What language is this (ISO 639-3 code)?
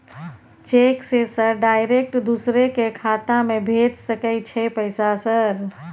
mai